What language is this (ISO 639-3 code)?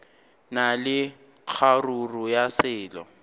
nso